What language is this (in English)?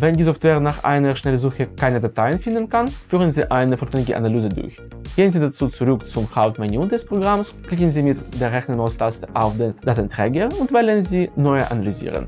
German